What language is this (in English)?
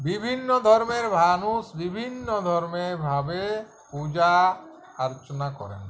Bangla